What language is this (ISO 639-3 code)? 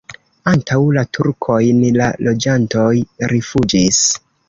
epo